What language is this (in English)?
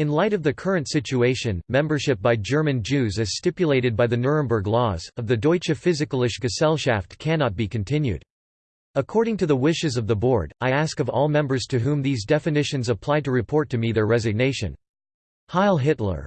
English